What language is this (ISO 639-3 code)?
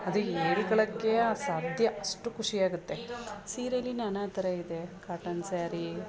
kan